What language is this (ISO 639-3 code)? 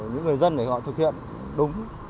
vie